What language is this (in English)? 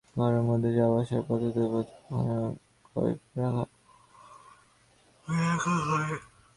Bangla